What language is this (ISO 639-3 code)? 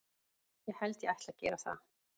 isl